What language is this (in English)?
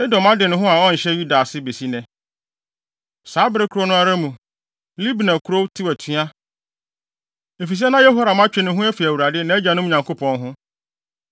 Akan